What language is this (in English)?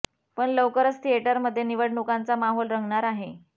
Marathi